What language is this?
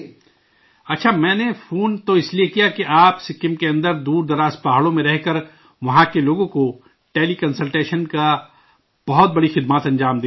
Urdu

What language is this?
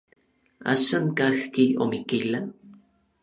Orizaba Nahuatl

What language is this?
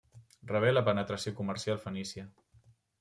Catalan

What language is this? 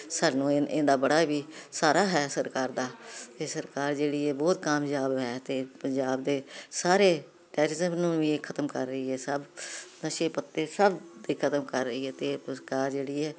Punjabi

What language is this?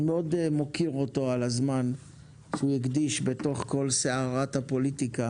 Hebrew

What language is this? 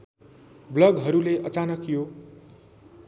Nepali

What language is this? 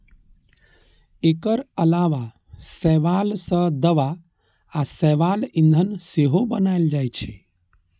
Maithili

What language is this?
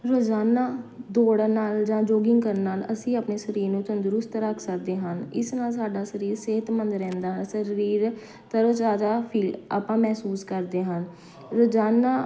Punjabi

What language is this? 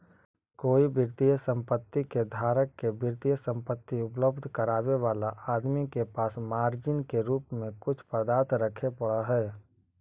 Magahi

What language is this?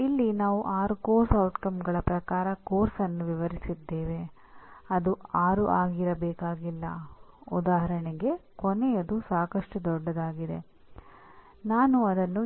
Kannada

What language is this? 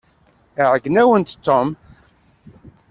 Kabyle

